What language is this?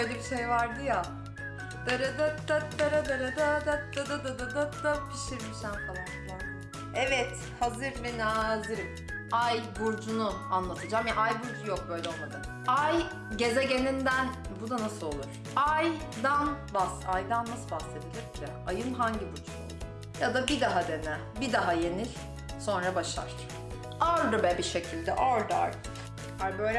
Turkish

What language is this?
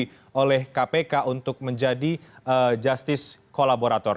Indonesian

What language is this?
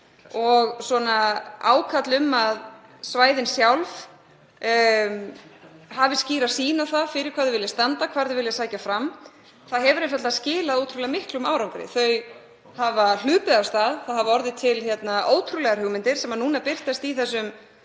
Icelandic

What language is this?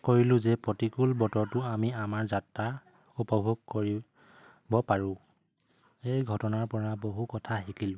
Assamese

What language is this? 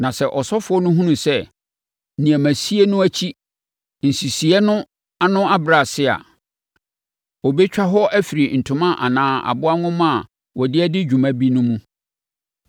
Akan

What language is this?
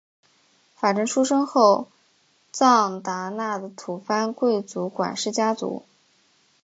Chinese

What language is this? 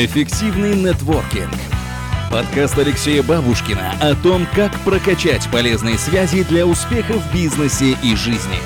Russian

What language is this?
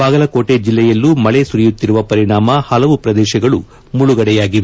Kannada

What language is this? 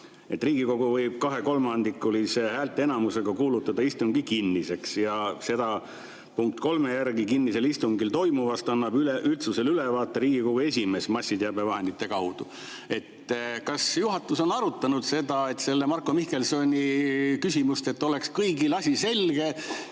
Estonian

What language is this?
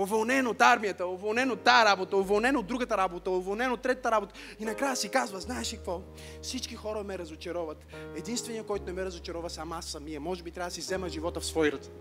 Bulgarian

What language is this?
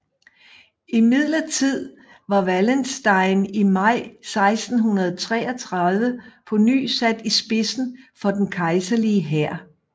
Danish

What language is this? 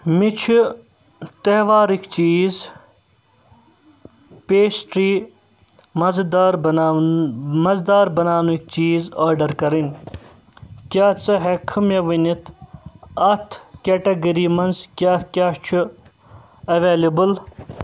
Kashmiri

